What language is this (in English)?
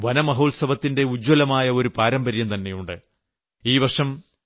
Malayalam